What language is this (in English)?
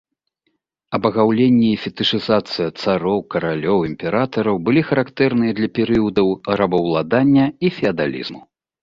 Belarusian